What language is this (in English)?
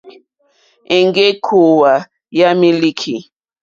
Mokpwe